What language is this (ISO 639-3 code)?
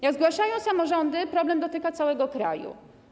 pol